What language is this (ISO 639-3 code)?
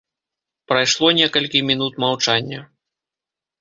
bel